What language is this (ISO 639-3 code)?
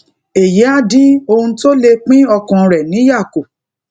yor